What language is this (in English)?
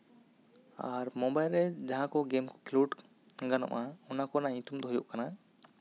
Santali